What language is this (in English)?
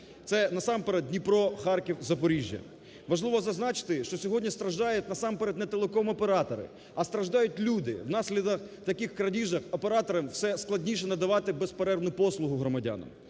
Ukrainian